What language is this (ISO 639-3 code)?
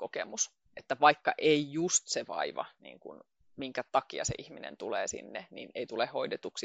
fin